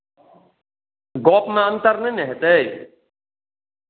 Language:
Maithili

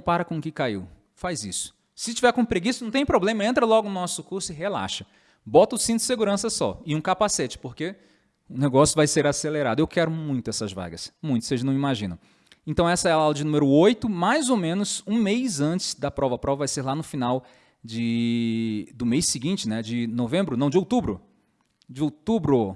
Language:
Portuguese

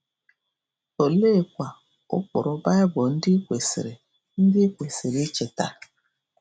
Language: Igbo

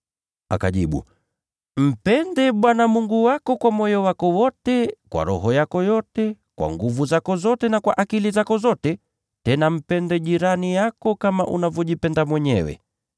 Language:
Swahili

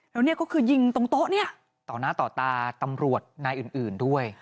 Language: Thai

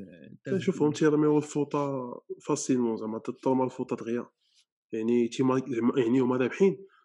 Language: Arabic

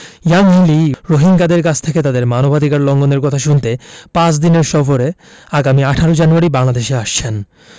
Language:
Bangla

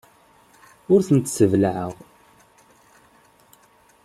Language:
Kabyle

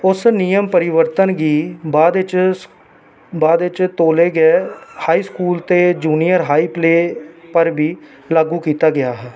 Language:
Dogri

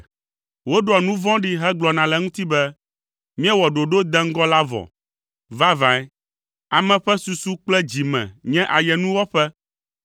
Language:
Ewe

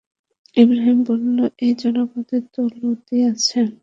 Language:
Bangla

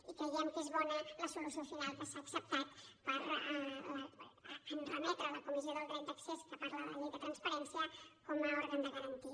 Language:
Catalan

